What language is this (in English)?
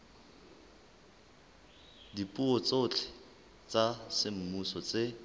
Southern Sotho